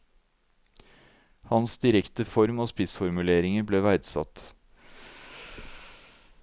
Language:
Norwegian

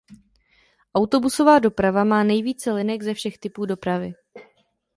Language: Czech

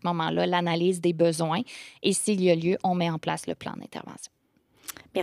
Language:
French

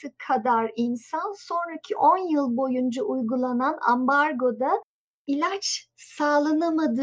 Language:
Turkish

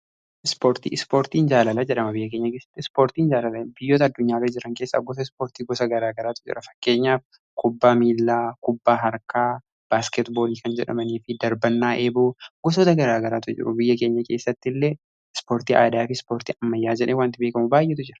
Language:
Oromo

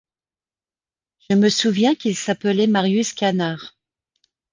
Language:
French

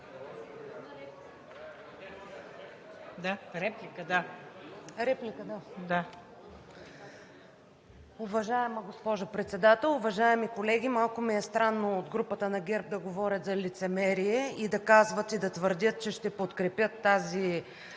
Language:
Bulgarian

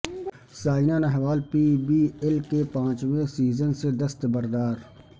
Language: Urdu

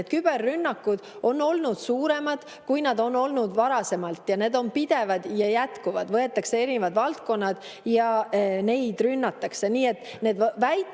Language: Estonian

